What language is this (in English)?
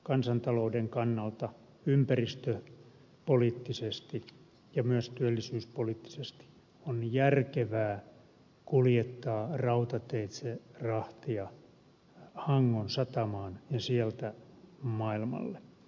Finnish